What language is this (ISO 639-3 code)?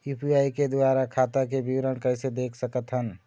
hne